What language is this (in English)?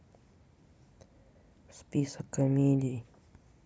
Russian